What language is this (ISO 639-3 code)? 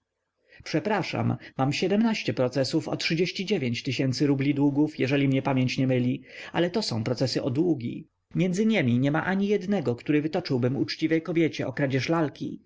pol